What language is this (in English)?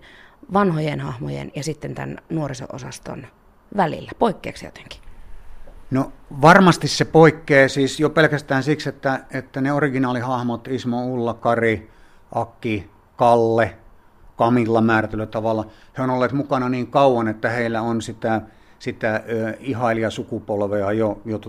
Finnish